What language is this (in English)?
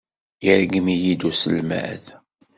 Kabyle